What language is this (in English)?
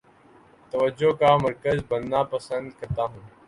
Urdu